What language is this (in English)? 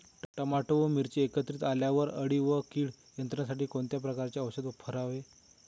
Marathi